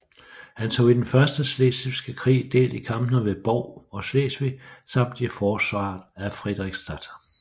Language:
Danish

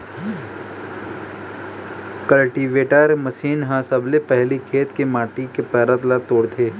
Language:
Chhattisgarhi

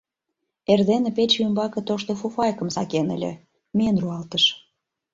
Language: Mari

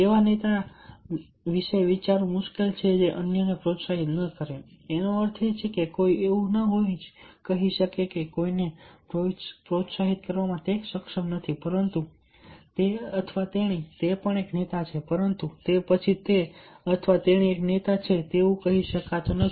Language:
Gujarati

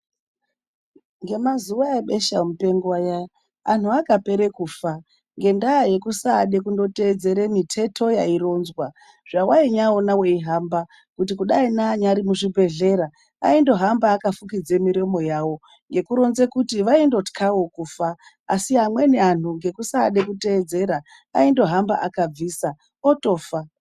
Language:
Ndau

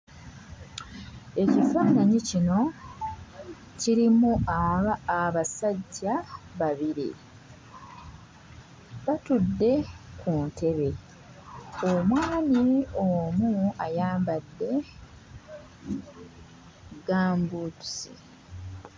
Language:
Ganda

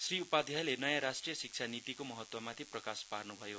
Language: Nepali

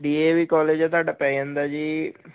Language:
Punjabi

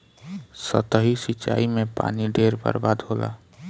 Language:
Bhojpuri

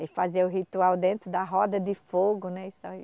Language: Portuguese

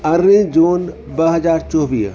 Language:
Sindhi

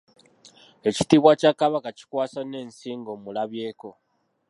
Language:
Ganda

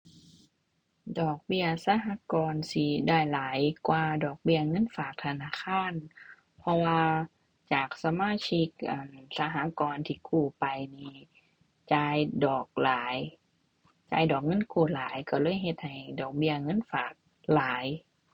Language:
Thai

